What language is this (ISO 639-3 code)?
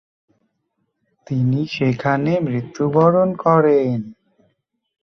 ben